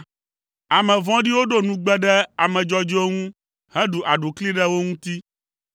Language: Ewe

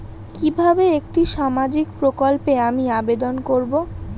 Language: Bangla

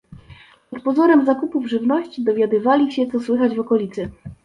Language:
Polish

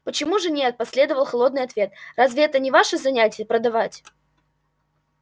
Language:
Russian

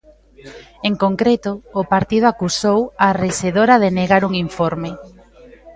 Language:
Galician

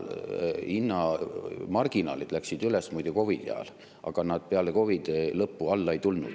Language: Estonian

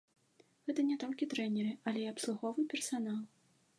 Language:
Belarusian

